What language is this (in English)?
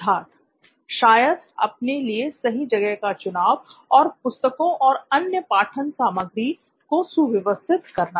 Hindi